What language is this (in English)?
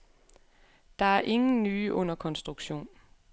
Danish